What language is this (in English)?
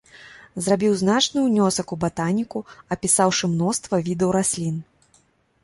Belarusian